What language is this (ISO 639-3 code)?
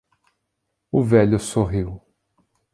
por